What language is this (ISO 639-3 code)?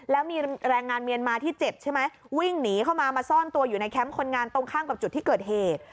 tha